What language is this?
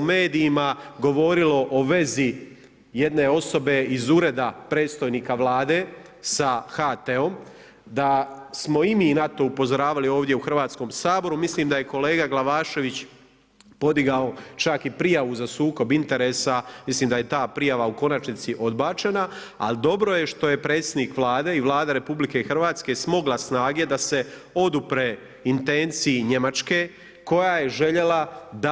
Croatian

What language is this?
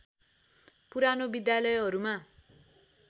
Nepali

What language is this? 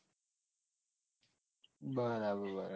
Gujarati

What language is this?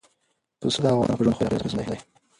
Pashto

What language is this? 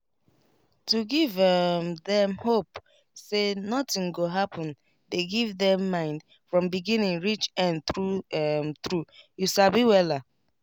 Nigerian Pidgin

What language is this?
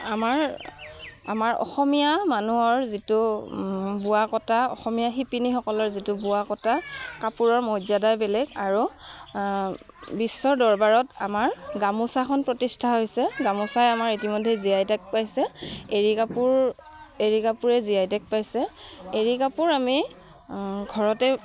Assamese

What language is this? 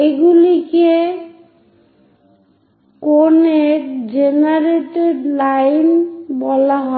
Bangla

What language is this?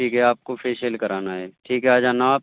Urdu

